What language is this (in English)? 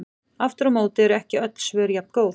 Icelandic